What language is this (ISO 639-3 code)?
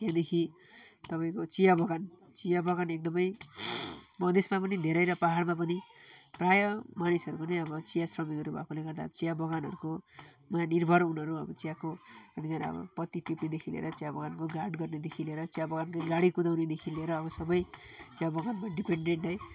nep